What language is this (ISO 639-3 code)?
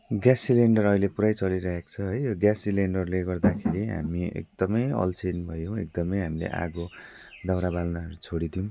nep